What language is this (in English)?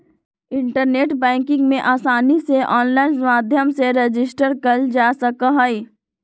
Magahi